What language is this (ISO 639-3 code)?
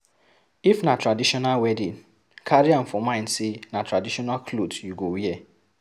pcm